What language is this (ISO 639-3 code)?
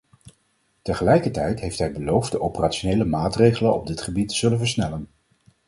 nld